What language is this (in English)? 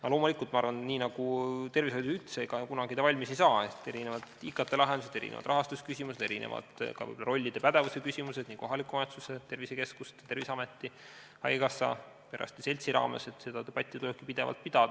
Estonian